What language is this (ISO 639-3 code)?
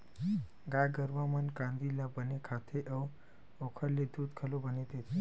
hne